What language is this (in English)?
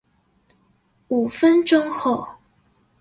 Chinese